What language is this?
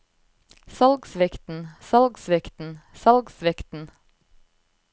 Norwegian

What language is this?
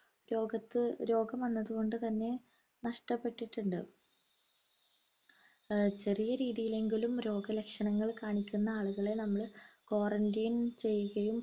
Malayalam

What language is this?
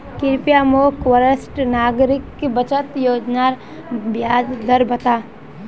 Magahi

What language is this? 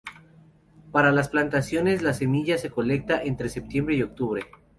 Spanish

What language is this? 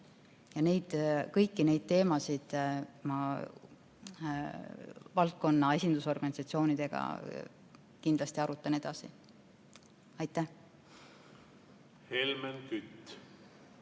Estonian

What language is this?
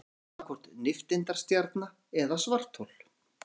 Icelandic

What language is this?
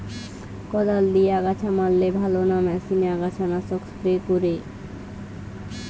Bangla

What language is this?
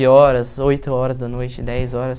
Portuguese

